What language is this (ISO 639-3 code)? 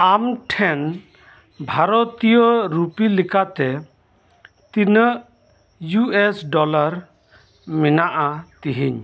sat